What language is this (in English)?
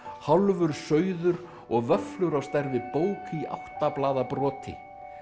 Icelandic